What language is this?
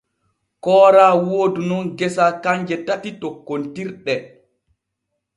Borgu Fulfulde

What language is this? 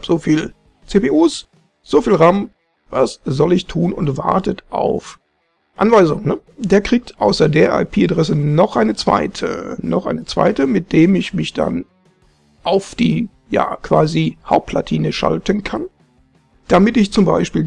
German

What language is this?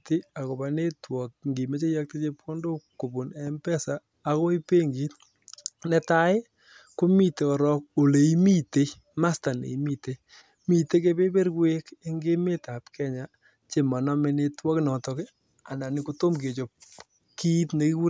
Kalenjin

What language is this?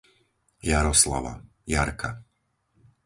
Slovak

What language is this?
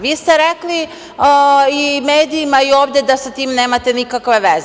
Serbian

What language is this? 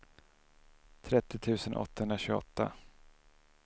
Swedish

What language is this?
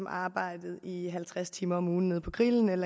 Danish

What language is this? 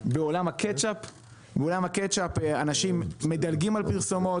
Hebrew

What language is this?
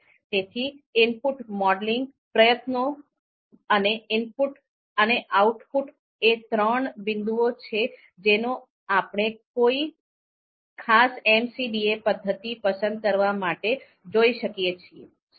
Gujarati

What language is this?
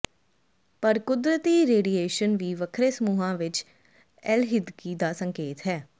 Punjabi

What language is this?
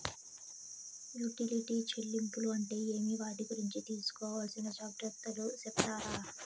Telugu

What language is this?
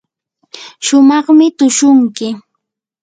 Yanahuanca Pasco Quechua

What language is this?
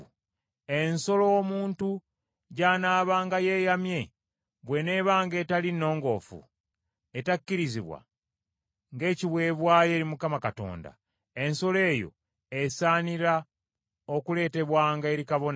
Ganda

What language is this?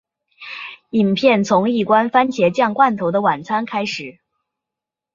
Chinese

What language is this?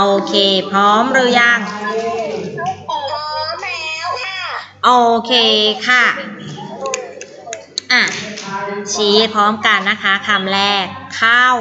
Thai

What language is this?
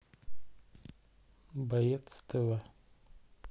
Russian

